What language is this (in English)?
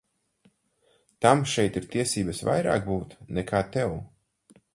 Latvian